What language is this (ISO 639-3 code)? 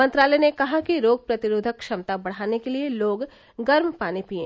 hin